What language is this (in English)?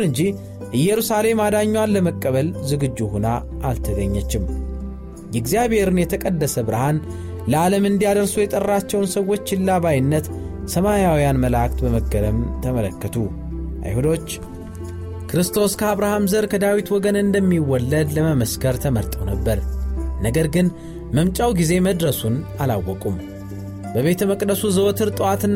Amharic